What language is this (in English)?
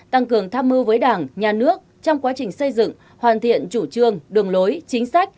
Vietnamese